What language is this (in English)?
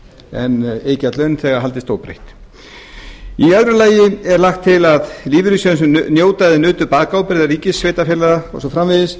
Icelandic